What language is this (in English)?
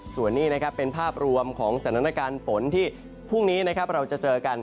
Thai